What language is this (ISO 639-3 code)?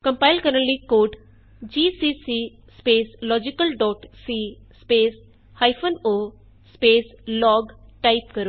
pan